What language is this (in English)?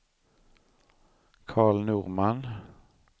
Swedish